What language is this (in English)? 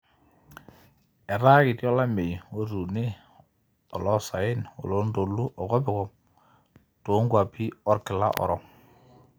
Masai